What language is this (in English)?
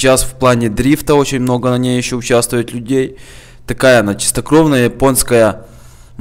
Russian